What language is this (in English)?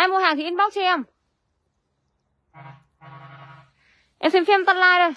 Vietnamese